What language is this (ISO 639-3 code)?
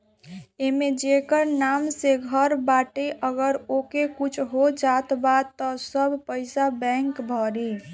bho